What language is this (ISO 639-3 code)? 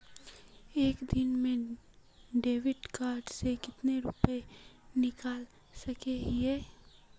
mag